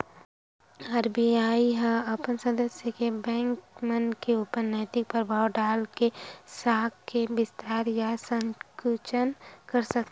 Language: Chhattisgarhi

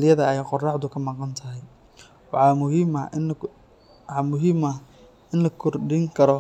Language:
Somali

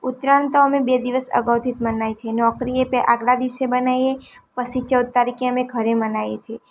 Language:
Gujarati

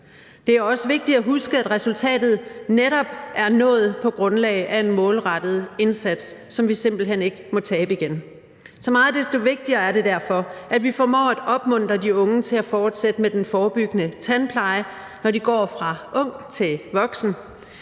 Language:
Danish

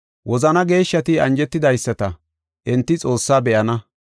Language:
Gofa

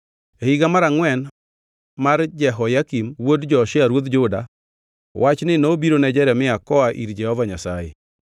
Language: Luo (Kenya and Tanzania)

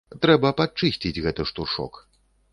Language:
Belarusian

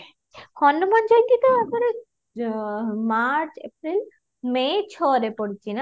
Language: Odia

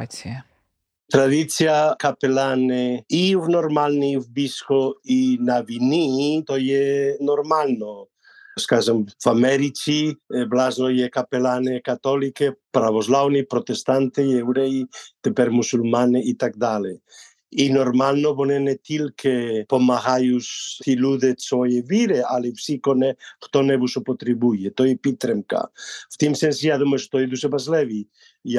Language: Ukrainian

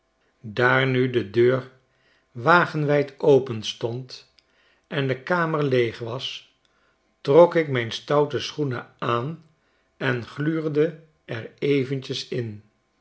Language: Dutch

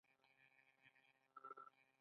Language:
Pashto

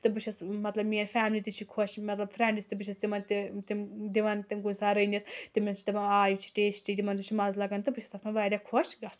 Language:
Kashmiri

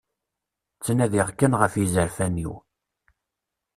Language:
Kabyle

